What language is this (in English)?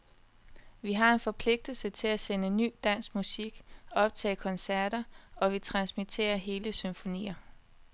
Danish